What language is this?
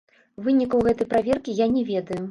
Belarusian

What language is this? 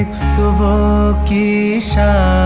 English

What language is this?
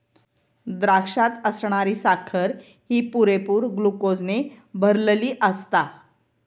Marathi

